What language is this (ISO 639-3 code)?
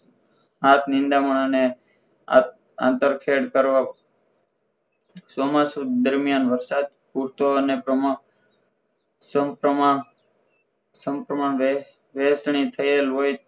guj